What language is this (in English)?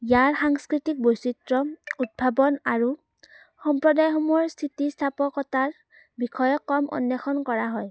Assamese